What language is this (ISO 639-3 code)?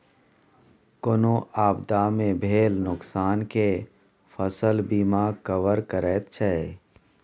mai